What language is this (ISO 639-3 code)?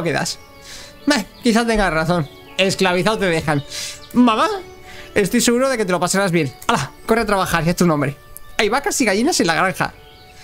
spa